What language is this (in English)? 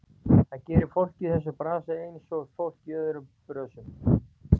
Icelandic